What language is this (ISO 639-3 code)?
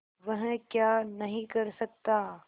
hin